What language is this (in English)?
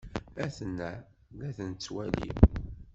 Kabyle